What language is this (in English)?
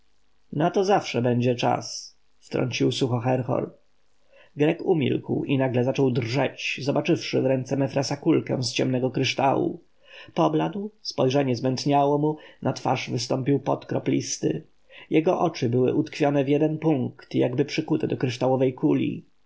Polish